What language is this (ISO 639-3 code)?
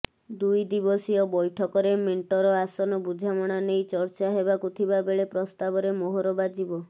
ori